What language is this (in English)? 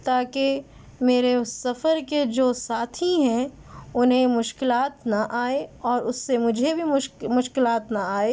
Urdu